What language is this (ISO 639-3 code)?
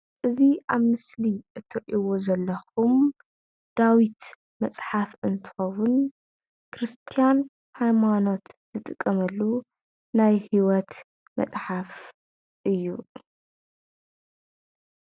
tir